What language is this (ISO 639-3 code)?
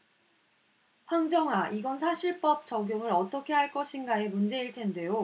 kor